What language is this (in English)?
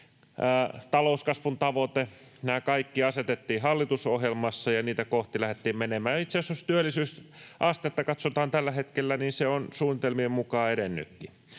Finnish